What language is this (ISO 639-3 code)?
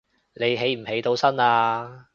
yue